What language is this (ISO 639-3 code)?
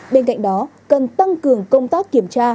vie